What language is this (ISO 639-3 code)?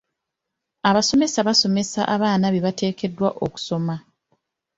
lug